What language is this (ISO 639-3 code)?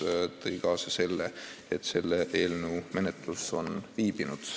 est